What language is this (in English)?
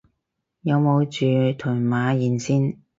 Cantonese